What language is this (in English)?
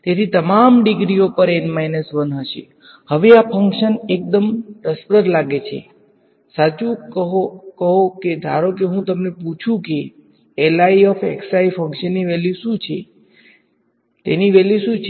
Gujarati